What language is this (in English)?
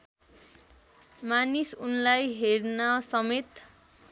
Nepali